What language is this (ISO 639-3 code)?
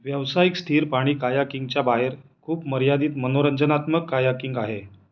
mar